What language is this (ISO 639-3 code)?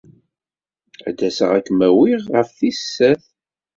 kab